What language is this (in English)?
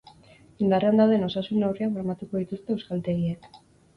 Basque